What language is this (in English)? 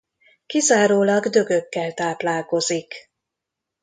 Hungarian